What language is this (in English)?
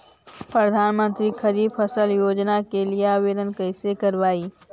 Magahi